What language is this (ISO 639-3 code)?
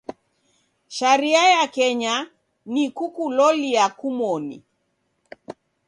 dav